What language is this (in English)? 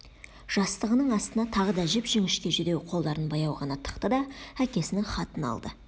Kazakh